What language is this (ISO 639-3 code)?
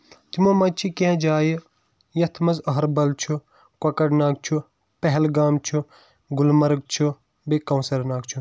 kas